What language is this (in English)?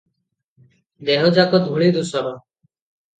Odia